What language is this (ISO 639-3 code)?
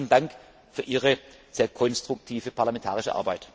deu